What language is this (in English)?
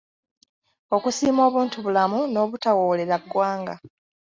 Ganda